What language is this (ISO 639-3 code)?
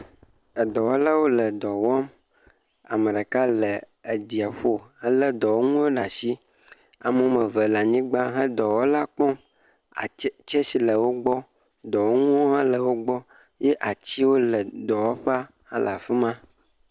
ewe